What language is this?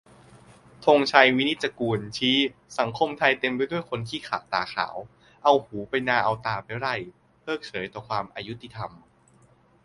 Thai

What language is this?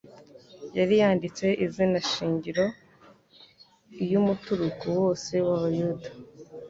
Kinyarwanda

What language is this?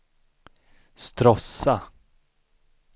Swedish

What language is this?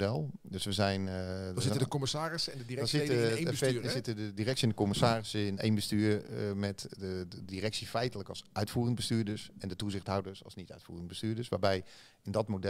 Dutch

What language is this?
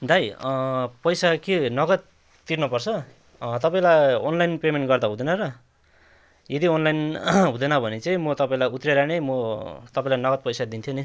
Nepali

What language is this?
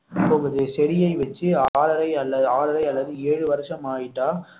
Tamil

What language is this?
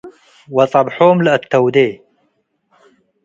Tigre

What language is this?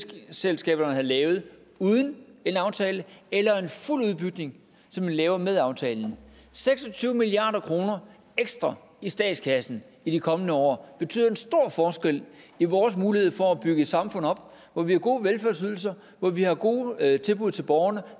Danish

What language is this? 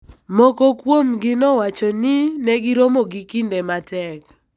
Luo (Kenya and Tanzania)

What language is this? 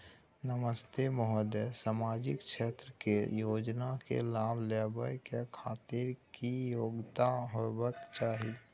Maithili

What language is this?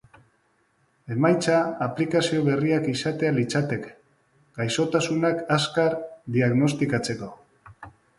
Basque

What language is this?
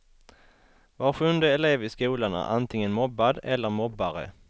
Swedish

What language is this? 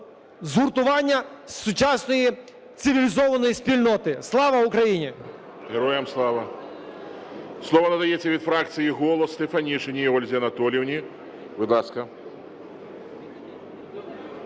Ukrainian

